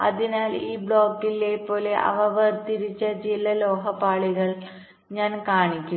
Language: Malayalam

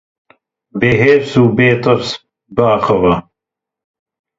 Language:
Kurdish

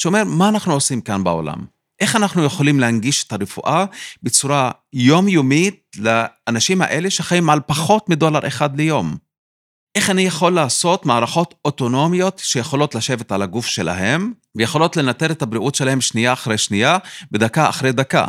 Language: Hebrew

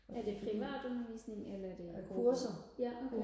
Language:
Danish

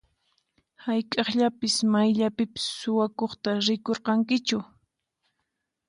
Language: Puno Quechua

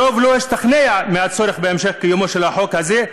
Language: Hebrew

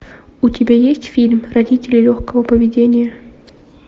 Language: Russian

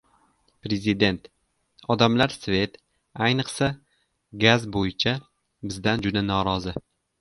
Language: Uzbek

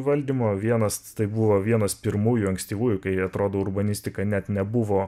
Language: Lithuanian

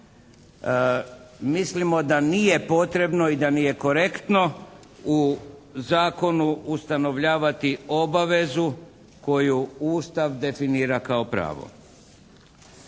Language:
Croatian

